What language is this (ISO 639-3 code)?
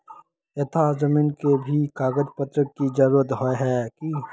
mag